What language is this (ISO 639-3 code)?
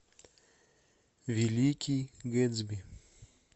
rus